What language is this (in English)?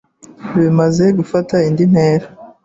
Kinyarwanda